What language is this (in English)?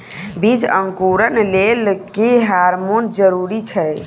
Maithili